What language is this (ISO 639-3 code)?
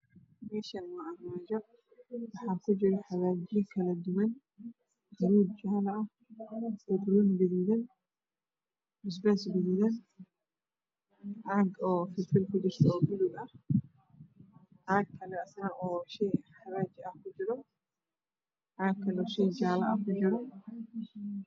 som